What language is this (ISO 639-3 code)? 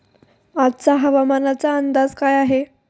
mar